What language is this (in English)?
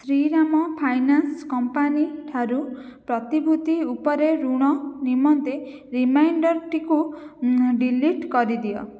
Odia